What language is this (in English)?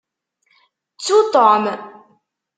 Kabyle